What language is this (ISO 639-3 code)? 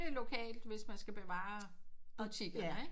dan